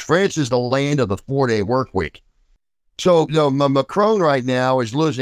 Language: English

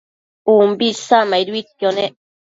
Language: Matsés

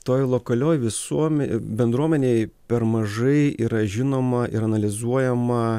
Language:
Lithuanian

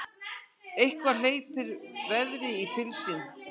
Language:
Icelandic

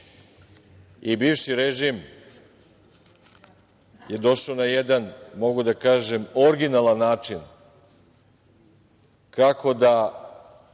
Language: Serbian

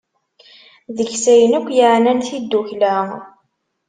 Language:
Kabyle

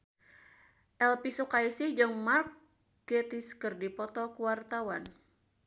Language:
Sundanese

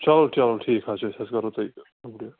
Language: Kashmiri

